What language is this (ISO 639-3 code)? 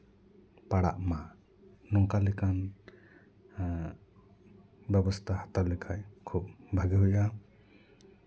sat